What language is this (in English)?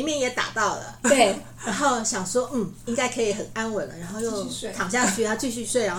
Chinese